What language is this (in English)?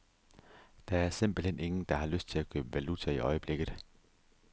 Danish